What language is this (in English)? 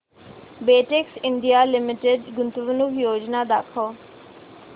Marathi